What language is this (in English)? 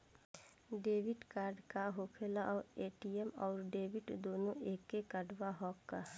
Bhojpuri